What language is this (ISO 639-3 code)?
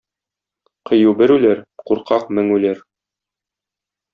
tat